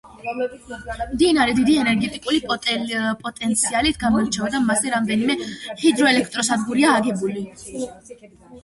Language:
Georgian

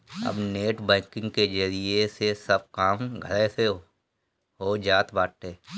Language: Bhojpuri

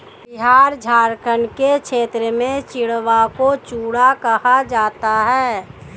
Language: Hindi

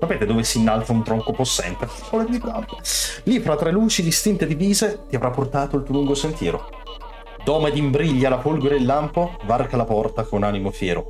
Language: Italian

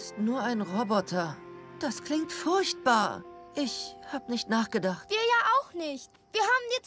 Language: German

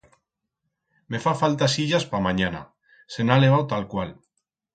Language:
Aragonese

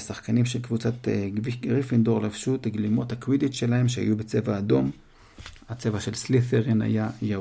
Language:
Hebrew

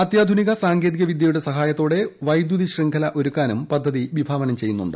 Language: Malayalam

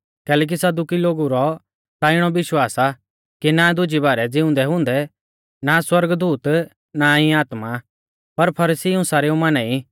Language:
Mahasu Pahari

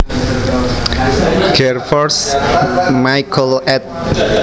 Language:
Javanese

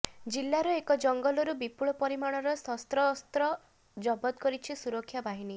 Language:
Odia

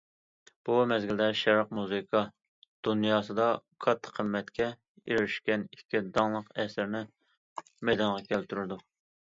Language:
Uyghur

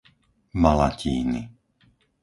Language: Slovak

